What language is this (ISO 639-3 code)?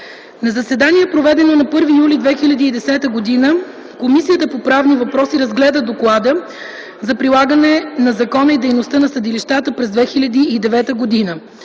bul